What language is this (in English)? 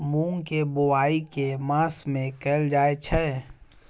Maithili